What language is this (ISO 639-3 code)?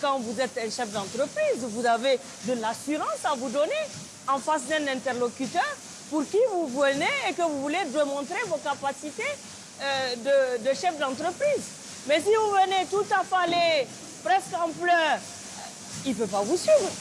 fra